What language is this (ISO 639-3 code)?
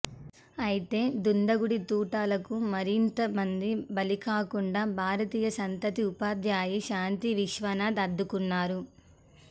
tel